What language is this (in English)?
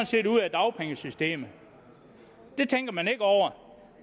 Danish